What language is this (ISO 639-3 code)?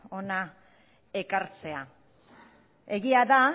eus